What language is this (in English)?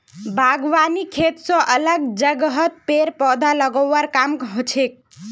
Magahi